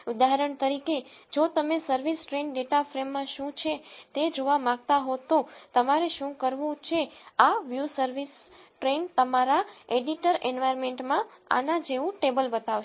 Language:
Gujarati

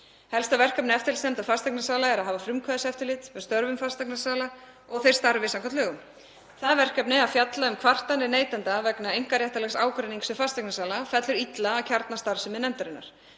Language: Icelandic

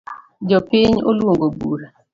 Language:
Luo (Kenya and Tanzania)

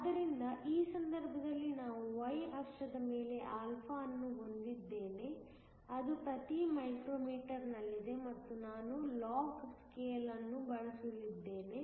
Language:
Kannada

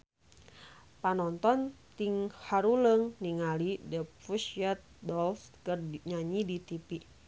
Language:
Sundanese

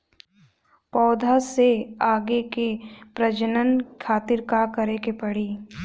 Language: Bhojpuri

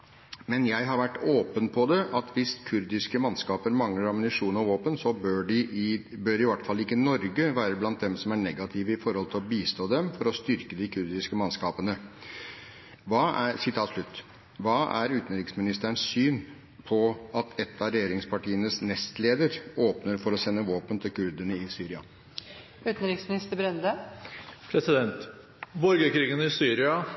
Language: Norwegian Bokmål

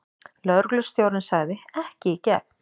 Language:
Icelandic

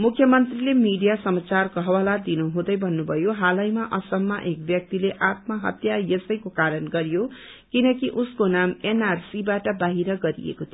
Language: Nepali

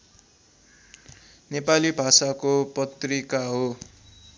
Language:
Nepali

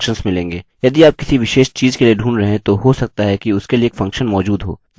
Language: Hindi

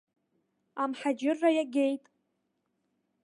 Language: Abkhazian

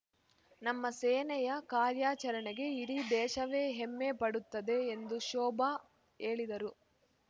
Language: Kannada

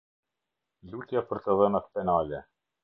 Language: Albanian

